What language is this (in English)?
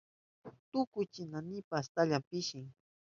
Southern Pastaza Quechua